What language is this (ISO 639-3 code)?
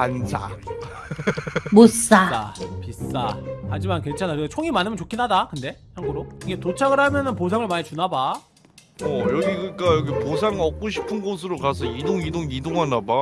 kor